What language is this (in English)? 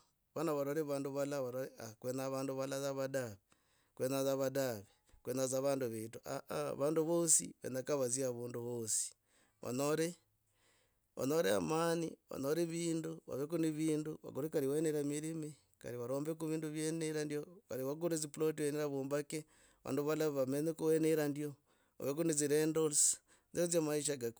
Logooli